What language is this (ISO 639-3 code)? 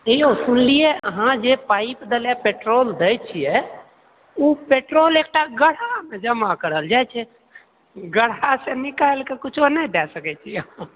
mai